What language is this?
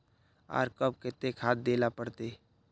Magahi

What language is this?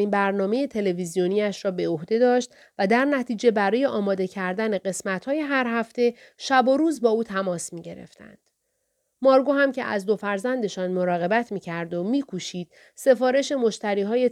Persian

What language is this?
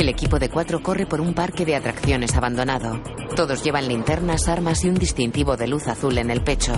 Spanish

